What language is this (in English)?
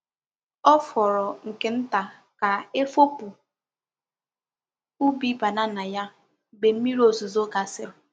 Igbo